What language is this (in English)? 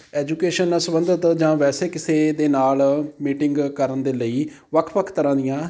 Punjabi